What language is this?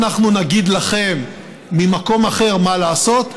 Hebrew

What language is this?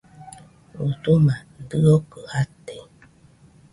Nüpode Huitoto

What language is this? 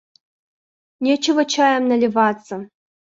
Russian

